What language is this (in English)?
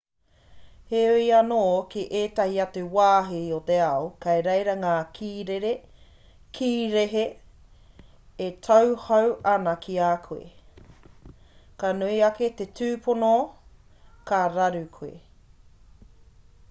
Māori